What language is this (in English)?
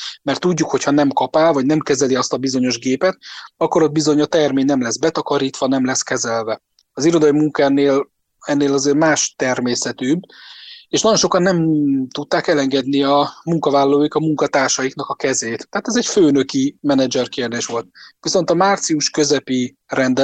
Hungarian